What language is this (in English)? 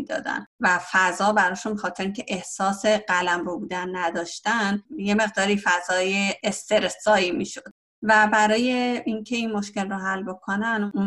Persian